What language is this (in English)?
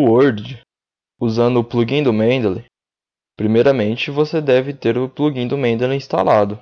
Portuguese